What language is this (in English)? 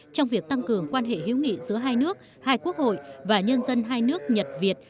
Vietnamese